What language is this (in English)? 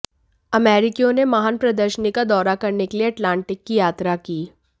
Hindi